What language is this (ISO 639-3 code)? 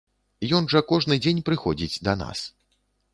bel